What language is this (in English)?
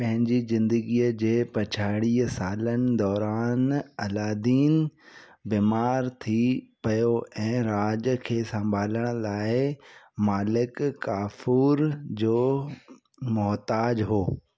Sindhi